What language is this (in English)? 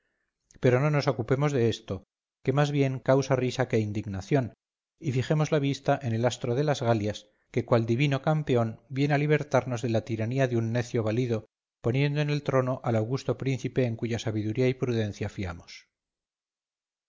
Spanish